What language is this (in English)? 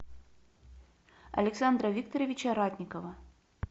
Russian